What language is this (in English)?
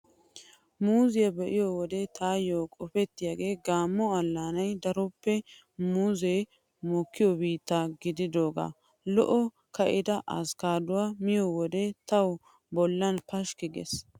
Wolaytta